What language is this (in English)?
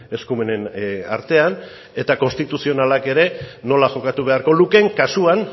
Basque